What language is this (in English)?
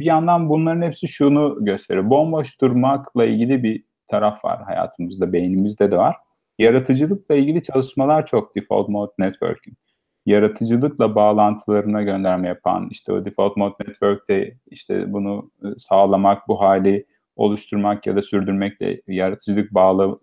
Turkish